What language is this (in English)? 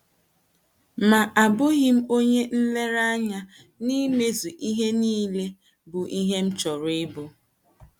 Igbo